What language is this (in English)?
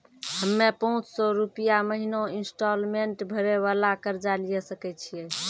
Maithili